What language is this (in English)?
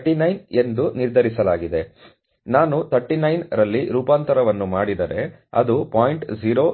Kannada